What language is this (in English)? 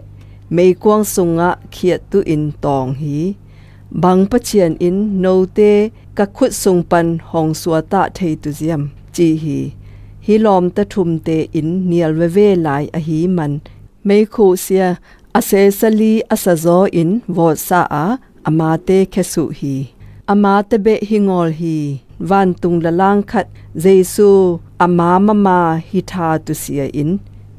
Thai